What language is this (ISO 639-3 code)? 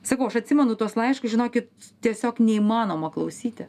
lit